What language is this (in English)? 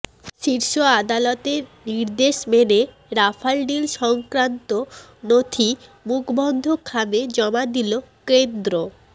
Bangla